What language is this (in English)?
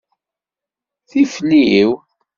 Kabyle